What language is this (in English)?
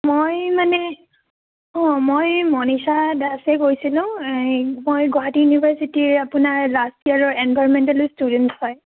Assamese